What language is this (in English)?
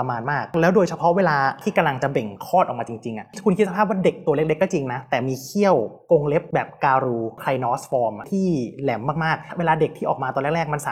Thai